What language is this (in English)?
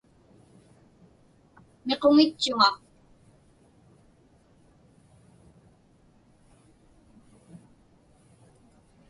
Inupiaq